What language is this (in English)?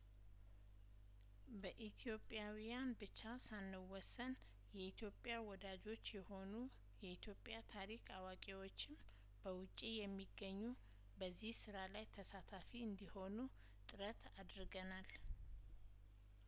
Amharic